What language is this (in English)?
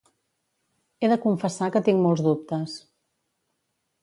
Catalan